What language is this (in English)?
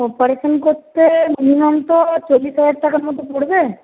Bangla